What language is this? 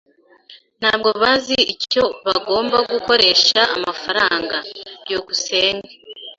Kinyarwanda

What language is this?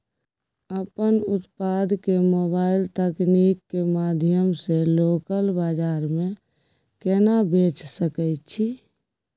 Maithili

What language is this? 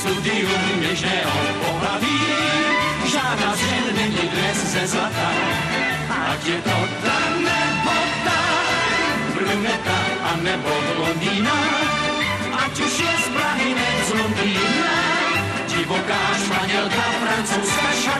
Czech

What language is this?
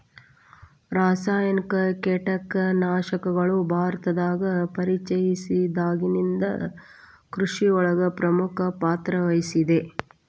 Kannada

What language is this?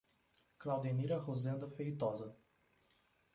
Portuguese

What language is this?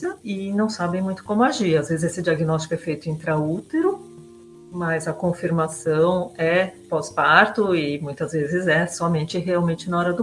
Portuguese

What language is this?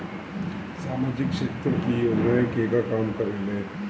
Bhojpuri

